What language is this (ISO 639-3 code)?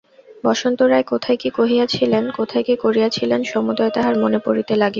ben